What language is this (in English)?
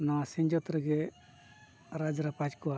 Santali